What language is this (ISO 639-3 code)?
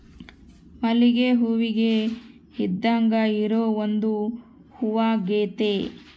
kan